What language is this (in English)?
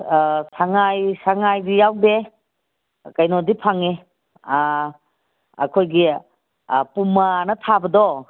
Manipuri